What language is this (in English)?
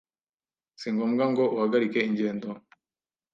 Kinyarwanda